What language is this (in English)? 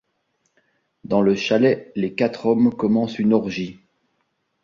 French